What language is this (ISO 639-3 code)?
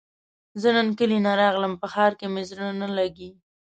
pus